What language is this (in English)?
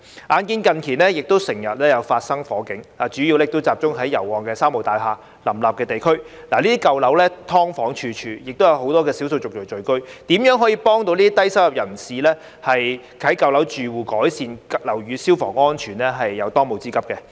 Cantonese